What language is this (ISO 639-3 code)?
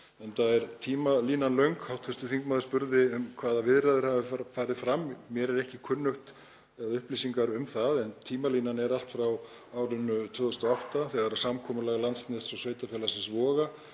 isl